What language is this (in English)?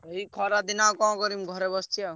Odia